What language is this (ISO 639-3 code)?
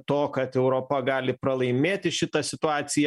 lit